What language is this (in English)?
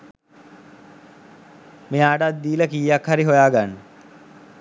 Sinhala